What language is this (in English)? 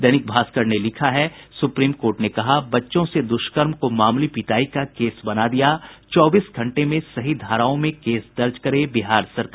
Hindi